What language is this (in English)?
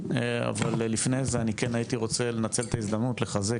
Hebrew